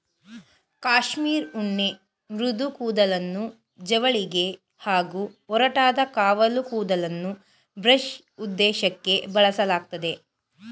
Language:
Kannada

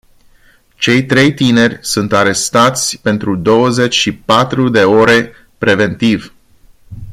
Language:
Romanian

